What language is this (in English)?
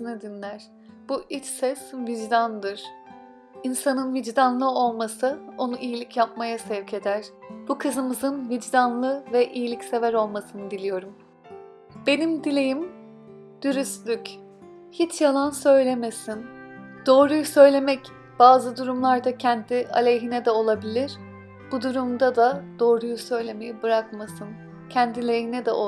Turkish